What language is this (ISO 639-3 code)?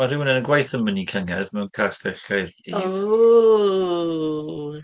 cym